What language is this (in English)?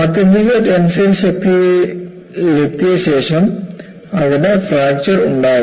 Malayalam